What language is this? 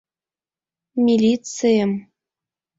Mari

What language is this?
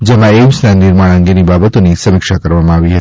Gujarati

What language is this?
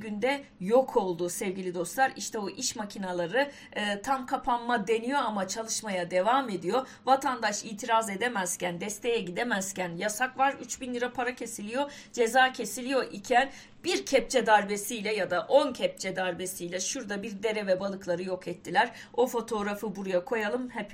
Turkish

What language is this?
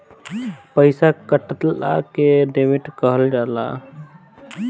Bhojpuri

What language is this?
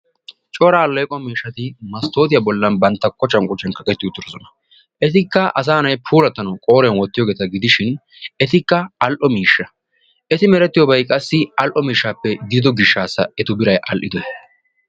Wolaytta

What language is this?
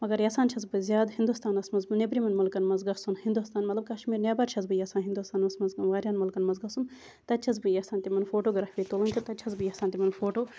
Kashmiri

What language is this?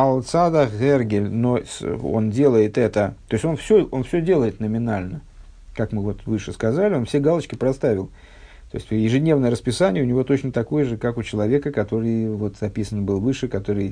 Russian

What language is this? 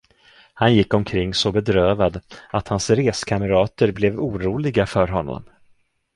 Swedish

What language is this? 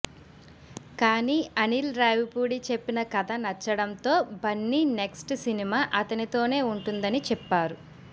Telugu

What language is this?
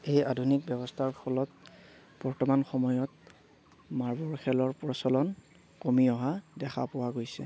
Assamese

